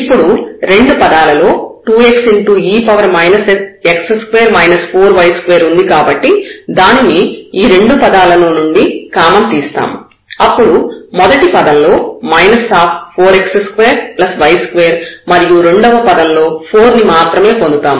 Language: Telugu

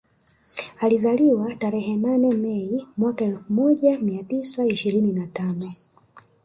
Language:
Swahili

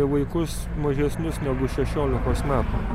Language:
Lithuanian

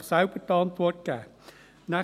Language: Swiss German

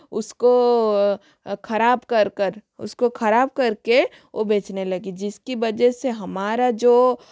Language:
Hindi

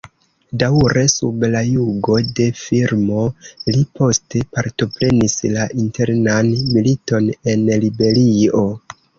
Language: Esperanto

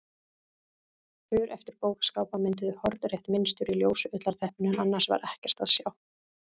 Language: Icelandic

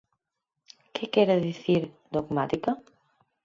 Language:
Galician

